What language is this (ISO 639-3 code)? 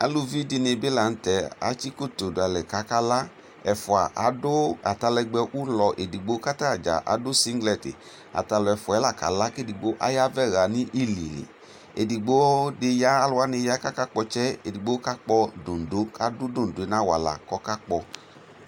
kpo